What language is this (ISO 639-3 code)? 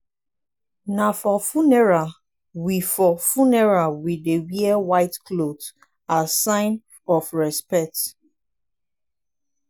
pcm